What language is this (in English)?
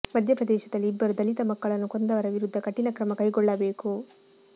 Kannada